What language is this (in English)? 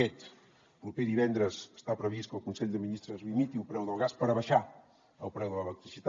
Catalan